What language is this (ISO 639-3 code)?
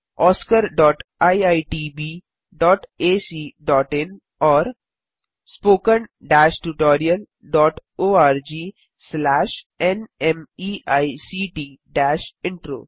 hin